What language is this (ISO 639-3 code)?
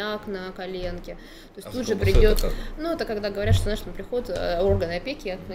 rus